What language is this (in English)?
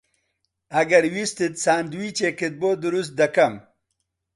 Central Kurdish